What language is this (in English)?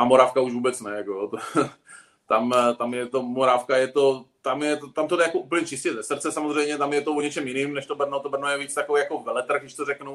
Czech